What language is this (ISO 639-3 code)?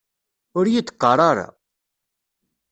kab